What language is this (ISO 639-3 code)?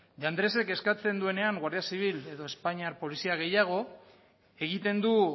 eus